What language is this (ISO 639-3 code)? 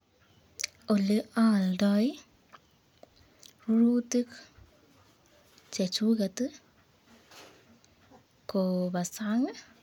kln